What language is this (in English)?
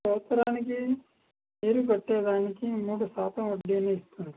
Telugu